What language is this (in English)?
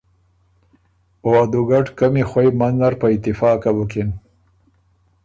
Ormuri